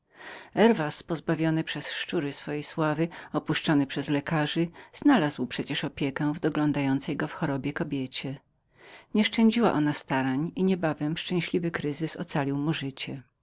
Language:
Polish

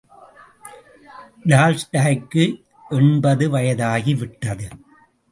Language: Tamil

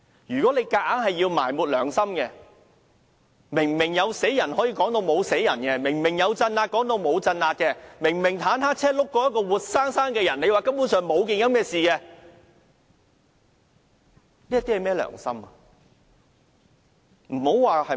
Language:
Cantonese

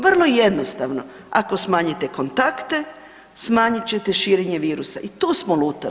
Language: Croatian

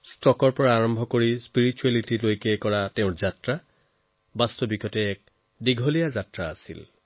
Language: Assamese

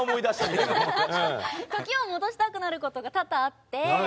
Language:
Japanese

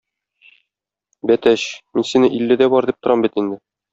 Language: Tatar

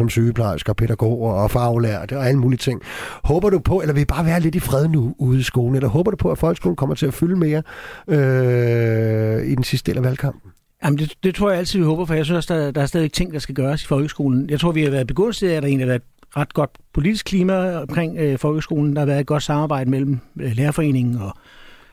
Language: Danish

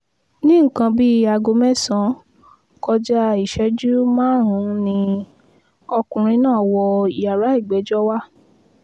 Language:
Yoruba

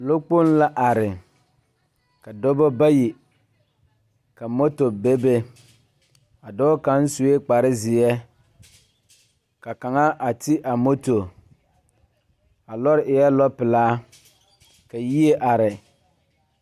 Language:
Southern Dagaare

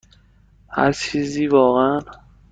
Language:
Persian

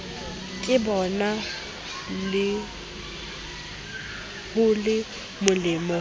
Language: Southern Sotho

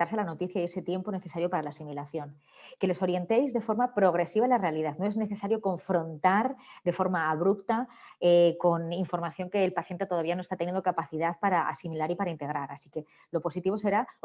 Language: Spanish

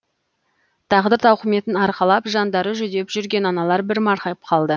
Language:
Kazakh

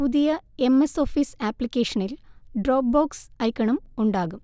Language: Malayalam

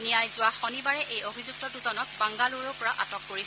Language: Assamese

